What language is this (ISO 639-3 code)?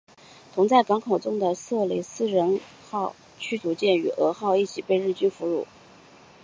zho